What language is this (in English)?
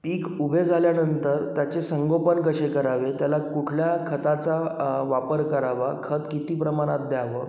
Marathi